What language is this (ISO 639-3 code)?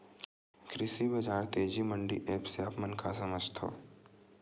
hne